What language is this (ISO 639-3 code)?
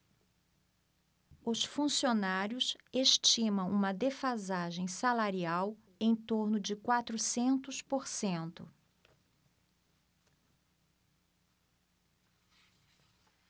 por